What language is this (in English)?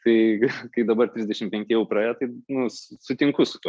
Lithuanian